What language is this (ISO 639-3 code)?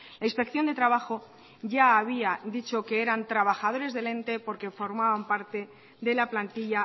spa